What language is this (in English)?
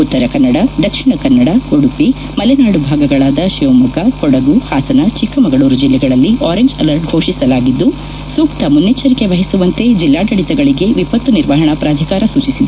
Kannada